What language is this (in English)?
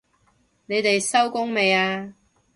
Cantonese